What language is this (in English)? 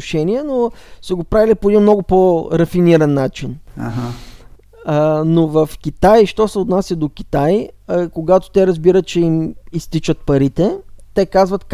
Bulgarian